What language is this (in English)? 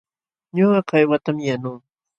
Jauja Wanca Quechua